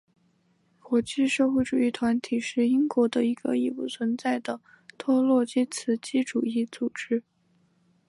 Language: Chinese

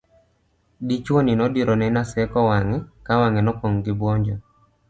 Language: Luo (Kenya and Tanzania)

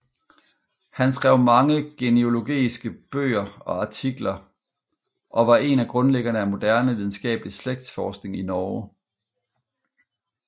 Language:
Danish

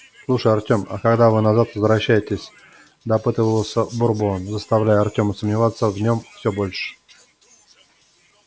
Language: Russian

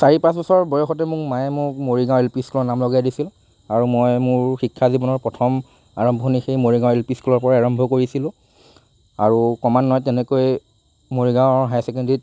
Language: Assamese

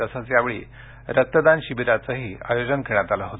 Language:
Marathi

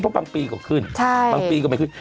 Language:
Thai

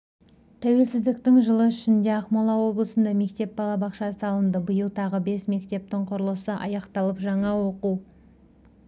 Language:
Kazakh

